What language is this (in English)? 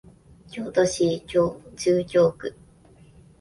Japanese